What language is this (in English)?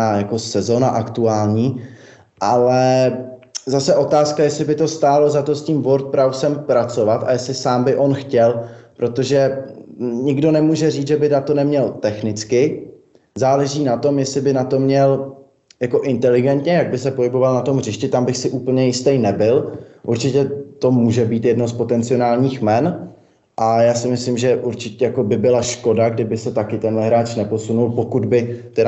Czech